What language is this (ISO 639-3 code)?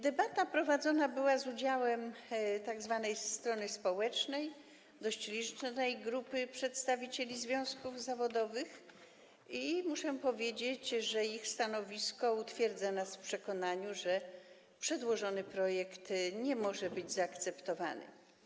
pol